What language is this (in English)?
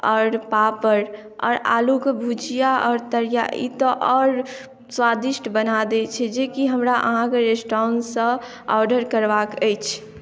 Maithili